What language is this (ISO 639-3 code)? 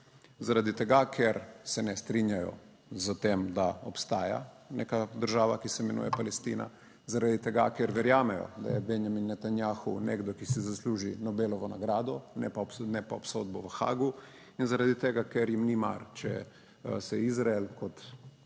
slv